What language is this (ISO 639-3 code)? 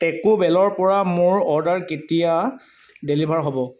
asm